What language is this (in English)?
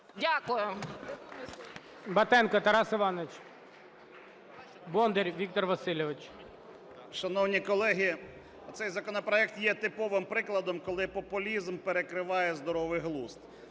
Ukrainian